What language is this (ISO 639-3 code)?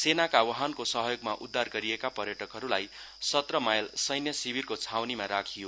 nep